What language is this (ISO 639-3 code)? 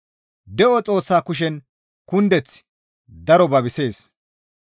gmv